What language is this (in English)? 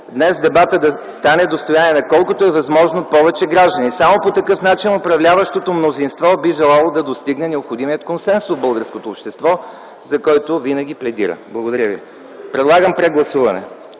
Bulgarian